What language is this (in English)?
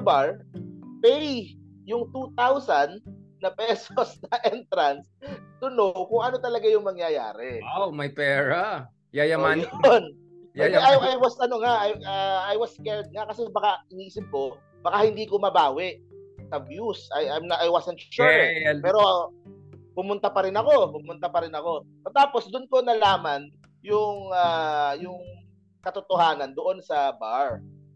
Filipino